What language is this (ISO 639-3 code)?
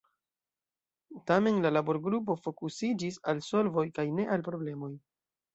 epo